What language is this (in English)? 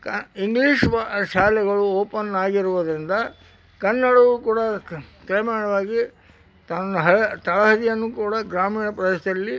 Kannada